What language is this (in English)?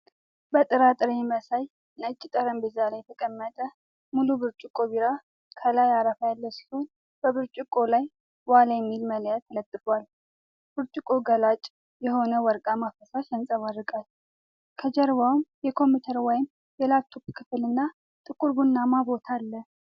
Amharic